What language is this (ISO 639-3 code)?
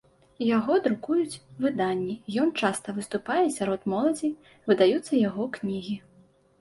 bel